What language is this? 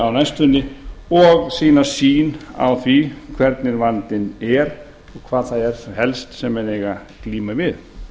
Icelandic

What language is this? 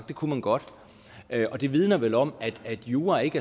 Danish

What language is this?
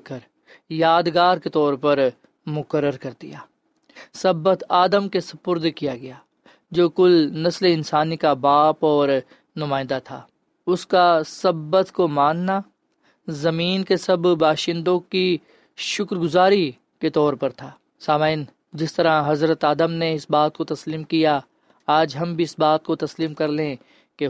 Urdu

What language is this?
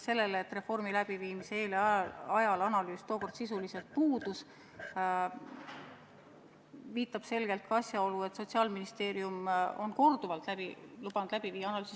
Estonian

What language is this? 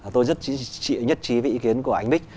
Vietnamese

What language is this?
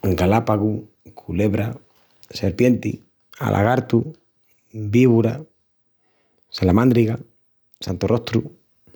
Extremaduran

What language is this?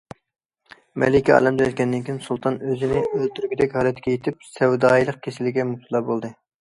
Uyghur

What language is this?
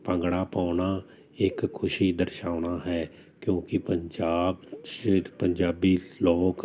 Punjabi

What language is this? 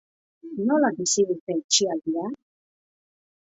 Basque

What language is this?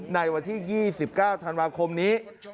Thai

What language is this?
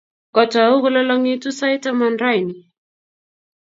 Kalenjin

